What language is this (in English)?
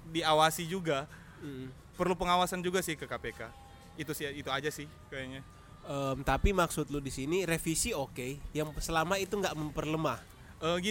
Indonesian